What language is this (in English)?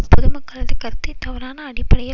Tamil